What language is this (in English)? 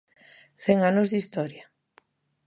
Galician